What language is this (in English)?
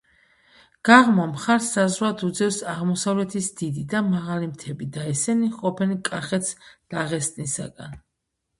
Georgian